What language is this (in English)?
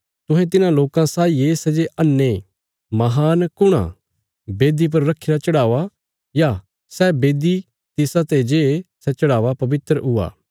Bilaspuri